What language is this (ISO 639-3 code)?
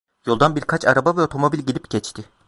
tur